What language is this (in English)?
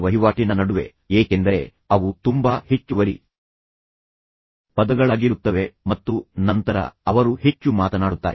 Kannada